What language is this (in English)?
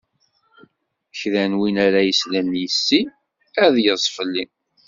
Kabyle